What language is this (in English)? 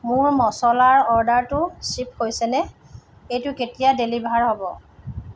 Assamese